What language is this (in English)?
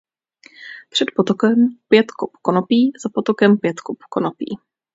Czech